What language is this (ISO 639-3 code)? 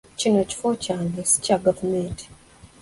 lug